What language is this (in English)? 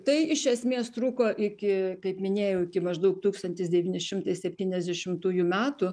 Lithuanian